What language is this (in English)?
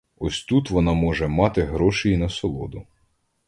Ukrainian